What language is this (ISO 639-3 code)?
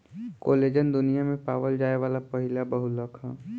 bho